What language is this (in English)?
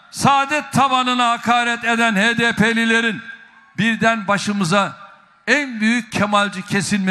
Turkish